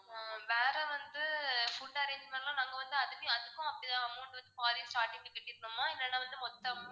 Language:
Tamil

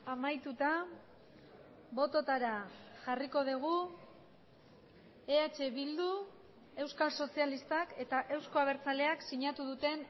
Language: Basque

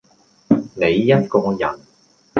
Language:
Cantonese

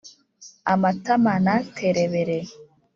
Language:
Kinyarwanda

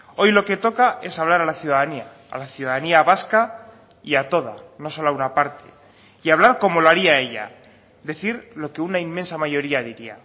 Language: Spanish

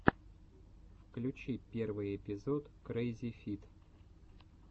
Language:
Russian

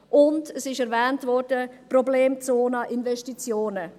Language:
Swiss German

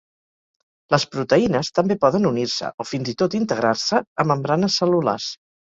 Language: Catalan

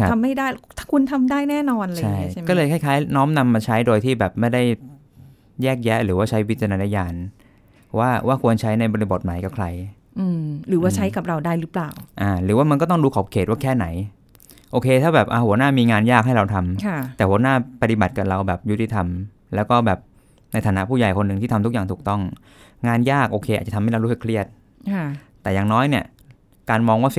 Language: Thai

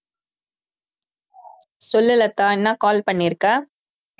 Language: Tamil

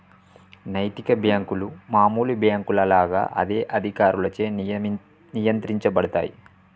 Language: Telugu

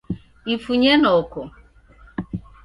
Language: Taita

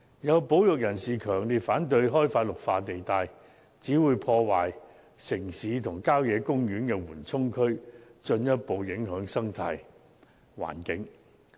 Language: Cantonese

